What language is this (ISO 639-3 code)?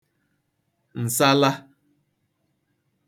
ibo